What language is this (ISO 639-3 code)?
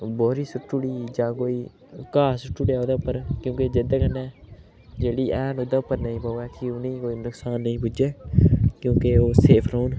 doi